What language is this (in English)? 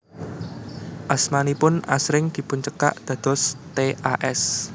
Javanese